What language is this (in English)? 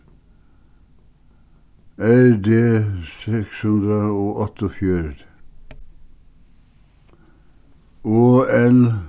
Faroese